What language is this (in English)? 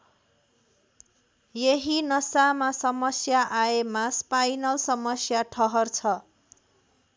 Nepali